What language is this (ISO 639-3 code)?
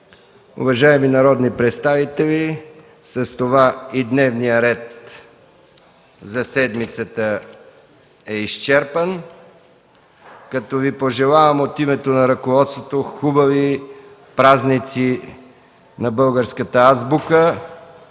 bul